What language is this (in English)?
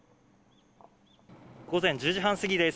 Japanese